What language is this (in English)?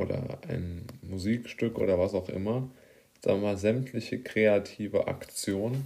German